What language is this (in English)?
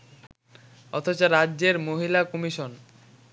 Bangla